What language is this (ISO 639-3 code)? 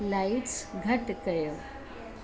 snd